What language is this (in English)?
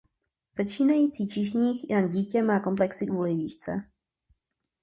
Czech